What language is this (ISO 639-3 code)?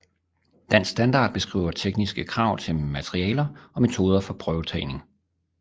dan